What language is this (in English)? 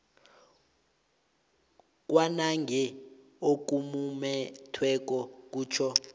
South Ndebele